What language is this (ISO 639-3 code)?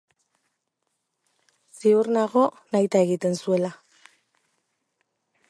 eus